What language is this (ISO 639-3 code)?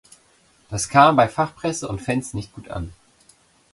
deu